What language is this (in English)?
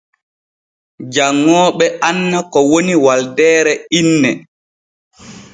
Borgu Fulfulde